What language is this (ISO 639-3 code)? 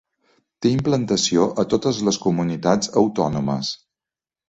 cat